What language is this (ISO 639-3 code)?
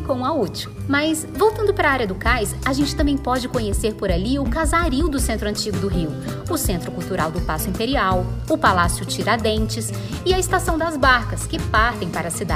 por